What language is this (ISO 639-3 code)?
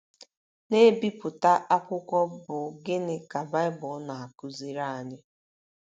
ibo